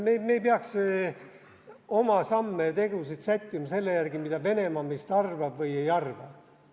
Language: Estonian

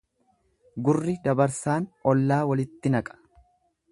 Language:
Oromo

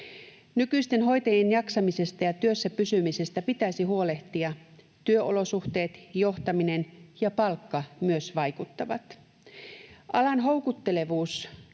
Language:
Finnish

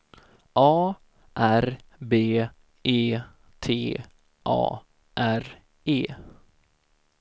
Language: Swedish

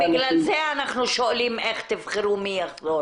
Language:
Hebrew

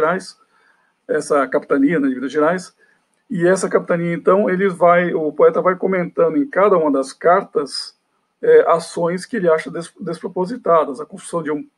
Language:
Portuguese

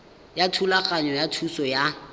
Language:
Tswana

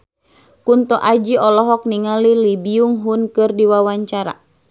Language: Sundanese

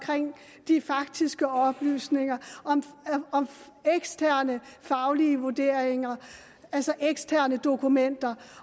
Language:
Danish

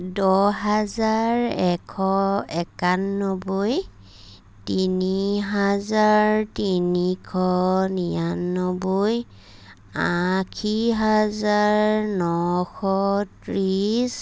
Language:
Assamese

